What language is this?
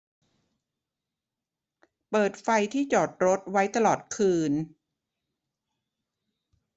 Thai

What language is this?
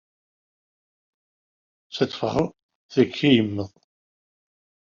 Kabyle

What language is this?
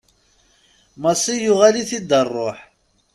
Kabyle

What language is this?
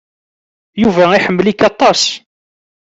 Kabyle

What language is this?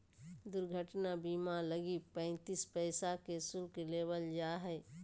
Magahi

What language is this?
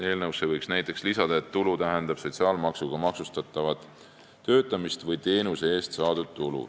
Estonian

